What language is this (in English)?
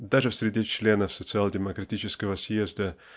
Russian